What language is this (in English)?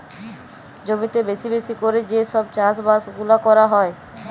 Bangla